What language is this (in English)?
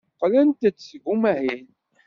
Kabyle